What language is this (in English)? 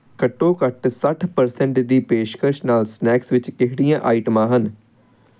Punjabi